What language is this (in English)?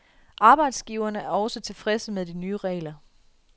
Danish